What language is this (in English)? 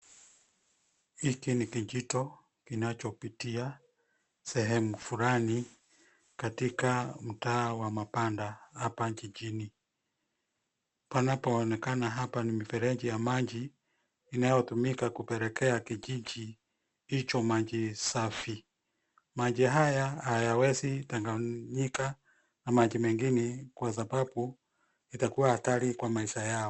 Swahili